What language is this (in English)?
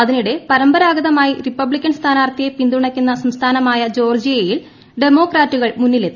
Malayalam